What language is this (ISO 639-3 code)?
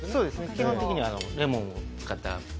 jpn